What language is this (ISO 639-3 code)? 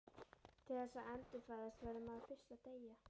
isl